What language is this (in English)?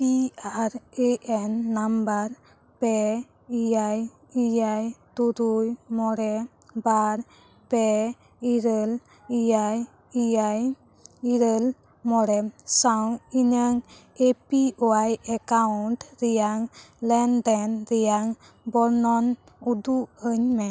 Santali